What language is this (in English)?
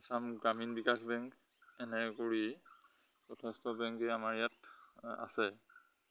Assamese